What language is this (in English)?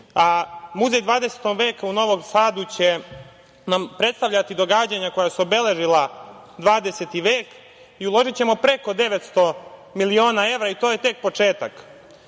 Serbian